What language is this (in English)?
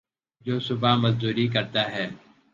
Urdu